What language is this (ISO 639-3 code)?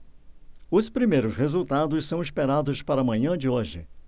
por